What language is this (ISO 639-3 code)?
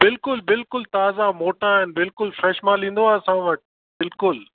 snd